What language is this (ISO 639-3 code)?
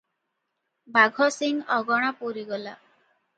ori